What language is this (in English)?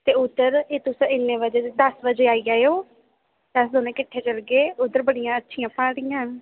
Dogri